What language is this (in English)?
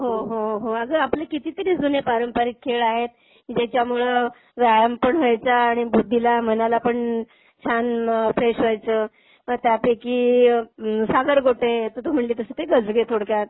Marathi